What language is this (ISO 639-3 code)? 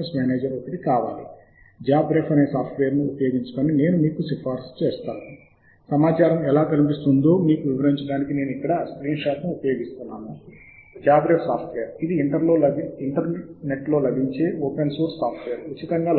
tel